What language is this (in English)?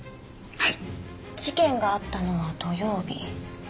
Japanese